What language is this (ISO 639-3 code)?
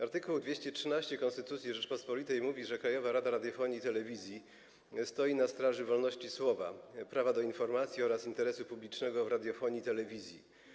pol